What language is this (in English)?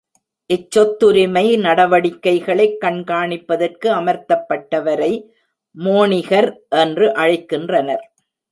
Tamil